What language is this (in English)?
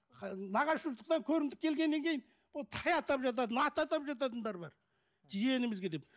Kazakh